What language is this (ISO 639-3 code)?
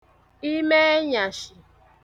ibo